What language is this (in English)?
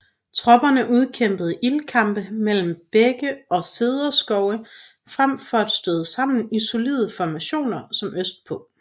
Danish